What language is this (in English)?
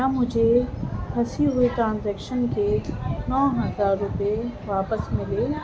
Urdu